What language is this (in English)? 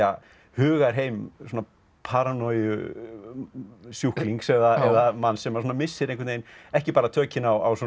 Icelandic